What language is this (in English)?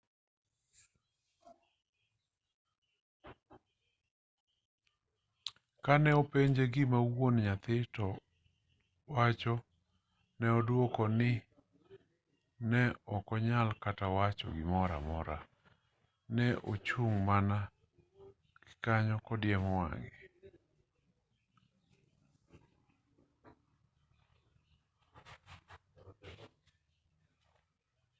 Luo (Kenya and Tanzania)